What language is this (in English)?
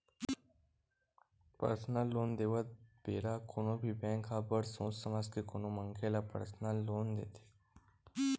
Chhattisgarhi